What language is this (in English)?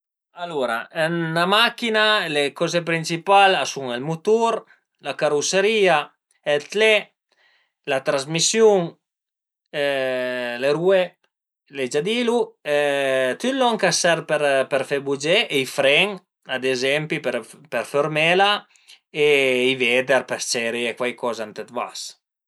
Piedmontese